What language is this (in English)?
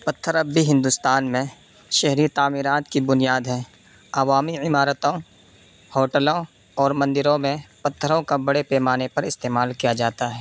Urdu